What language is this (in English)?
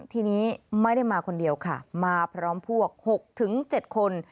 Thai